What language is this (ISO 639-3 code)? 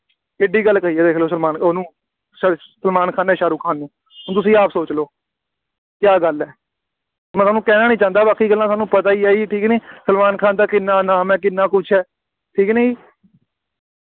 pan